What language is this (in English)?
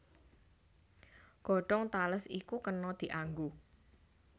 Javanese